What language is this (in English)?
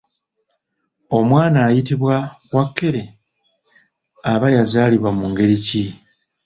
Ganda